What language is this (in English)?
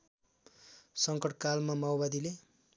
Nepali